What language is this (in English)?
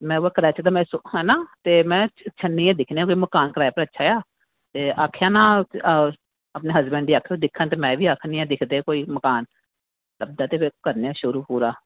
Dogri